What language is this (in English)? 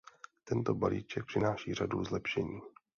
Czech